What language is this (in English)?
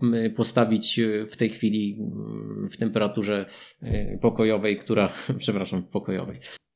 Polish